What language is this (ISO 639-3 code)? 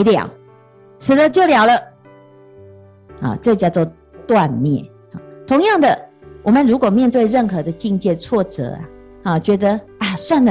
zho